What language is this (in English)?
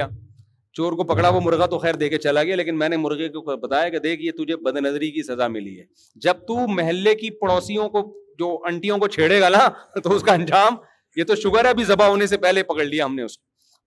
Urdu